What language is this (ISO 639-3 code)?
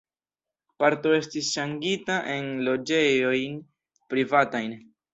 epo